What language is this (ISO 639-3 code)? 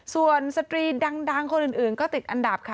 tha